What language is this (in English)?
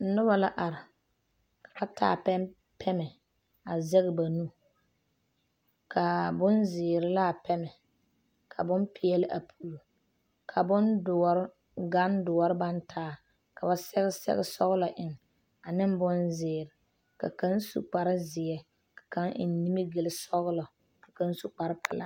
Southern Dagaare